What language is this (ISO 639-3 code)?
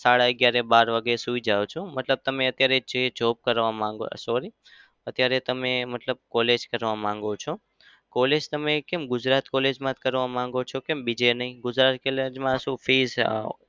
guj